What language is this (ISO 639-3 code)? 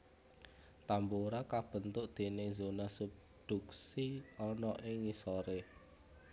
jav